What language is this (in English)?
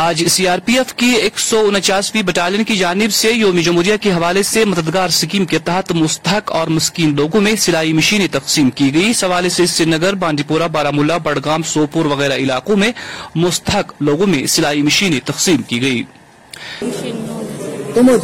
Urdu